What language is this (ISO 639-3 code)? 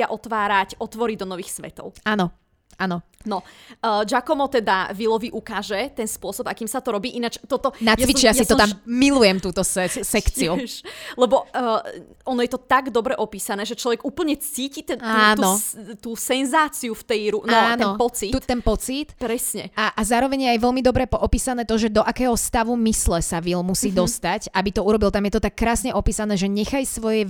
slk